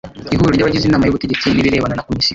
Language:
Kinyarwanda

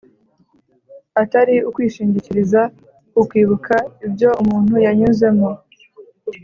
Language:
Kinyarwanda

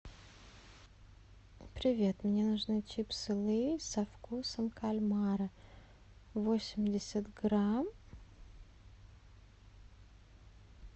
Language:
Russian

